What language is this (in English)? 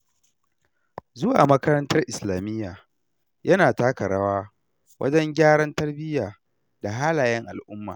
Hausa